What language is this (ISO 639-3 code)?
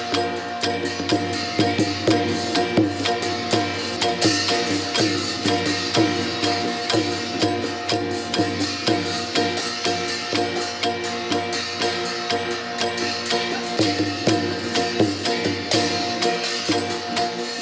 tha